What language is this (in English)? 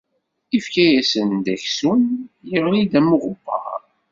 Kabyle